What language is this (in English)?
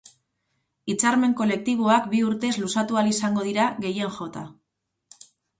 Basque